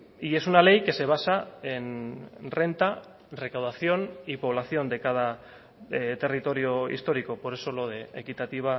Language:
Spanish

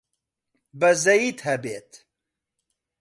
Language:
Central Kurdish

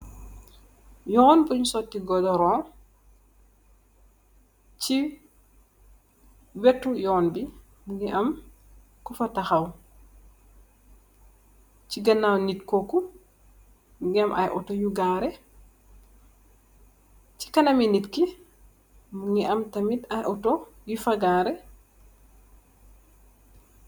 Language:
Wolof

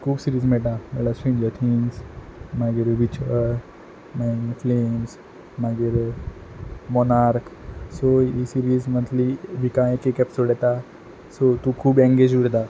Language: Konkani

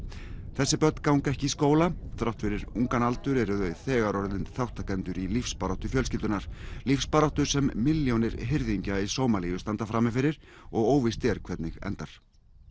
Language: Icelandic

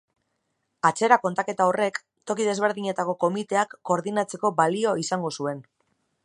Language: Basque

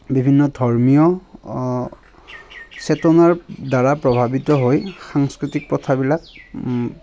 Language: Assamese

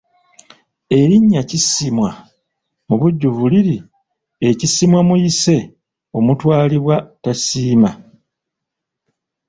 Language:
Ganda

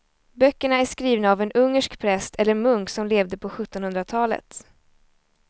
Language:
Swedish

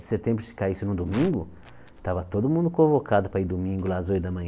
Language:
Portuguese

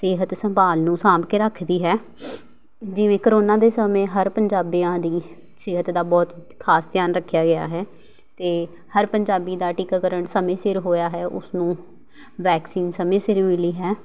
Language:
Punjabi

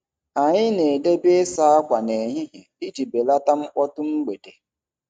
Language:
Igbo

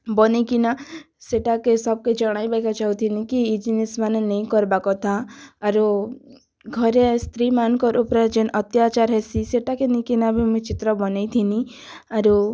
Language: Odia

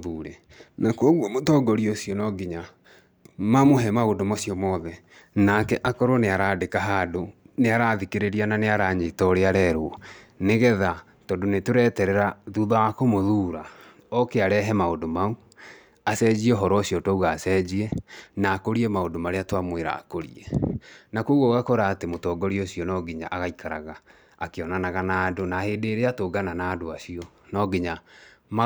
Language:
Kikuyu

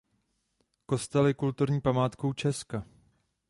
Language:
Czech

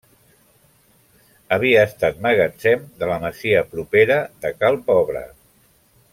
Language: Catalan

